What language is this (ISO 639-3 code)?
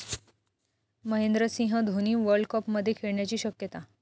mar